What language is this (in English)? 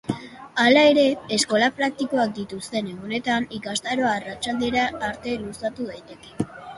Basque